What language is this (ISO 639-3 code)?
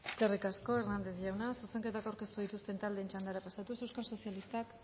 eus